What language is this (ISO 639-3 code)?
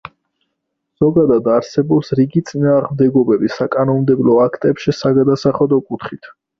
kat